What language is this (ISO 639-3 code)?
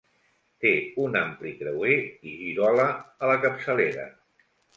cat